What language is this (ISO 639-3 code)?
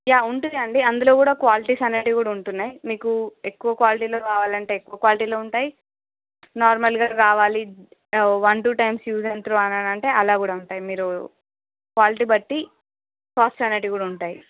tel